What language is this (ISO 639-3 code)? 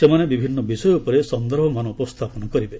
ori